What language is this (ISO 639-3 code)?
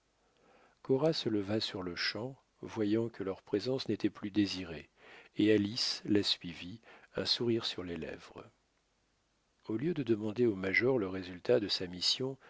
fra